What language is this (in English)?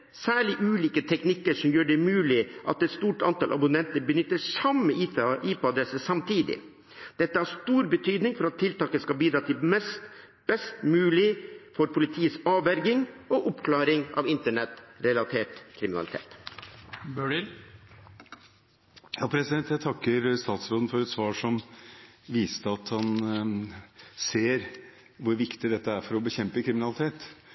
Norwegian Bokmål